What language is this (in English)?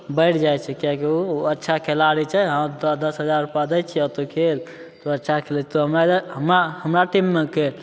Maithili